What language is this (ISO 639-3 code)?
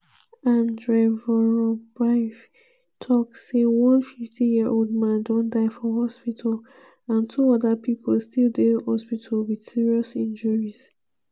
pcm